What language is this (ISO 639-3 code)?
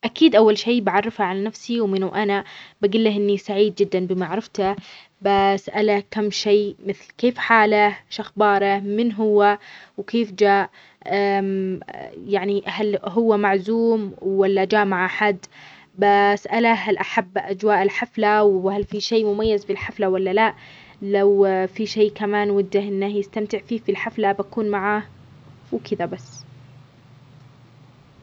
acx